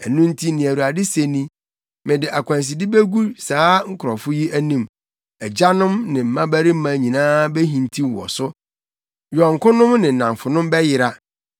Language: Akan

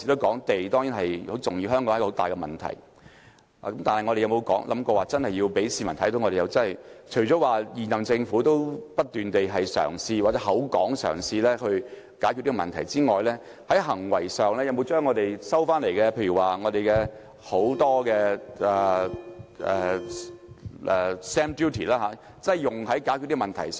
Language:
Cantonese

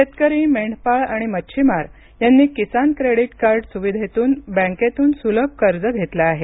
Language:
Marathi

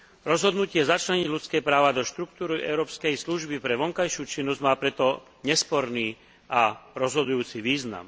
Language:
Slovak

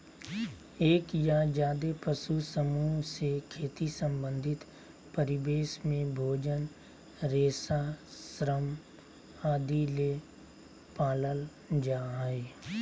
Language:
Magahi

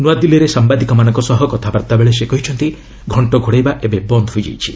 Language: Odia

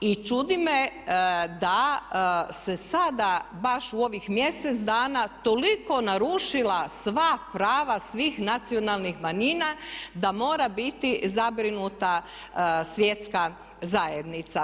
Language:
Croatian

